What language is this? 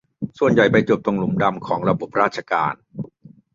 Thai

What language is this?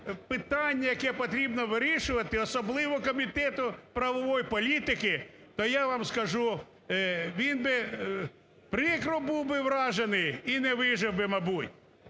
Ukrainian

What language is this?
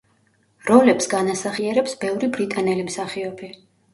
Georgian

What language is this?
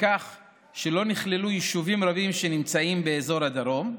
Hebrew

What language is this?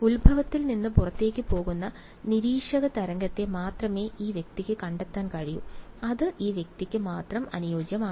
Malayalam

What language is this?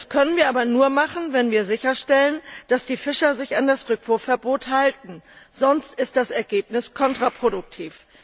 German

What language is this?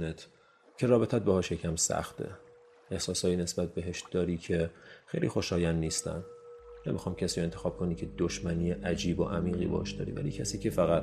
Persian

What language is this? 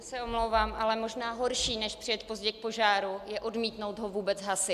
Czech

